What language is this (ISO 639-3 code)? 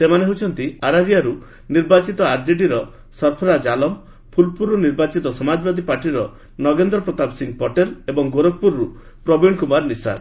ori